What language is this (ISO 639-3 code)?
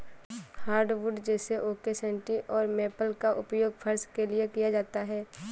hin